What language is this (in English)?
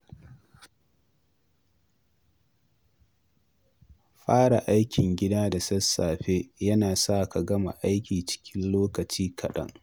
Hausa